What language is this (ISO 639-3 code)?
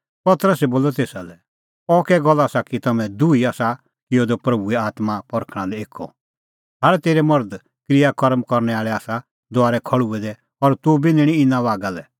kfx